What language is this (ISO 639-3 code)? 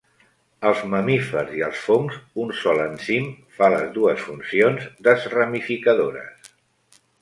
cat